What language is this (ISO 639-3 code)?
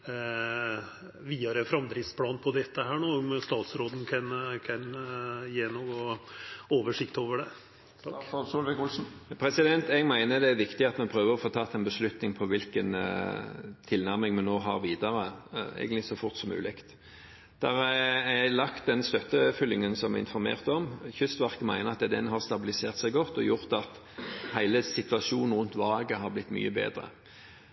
nor